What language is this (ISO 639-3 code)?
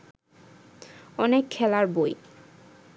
ben